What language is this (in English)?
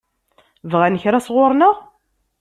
Kabyle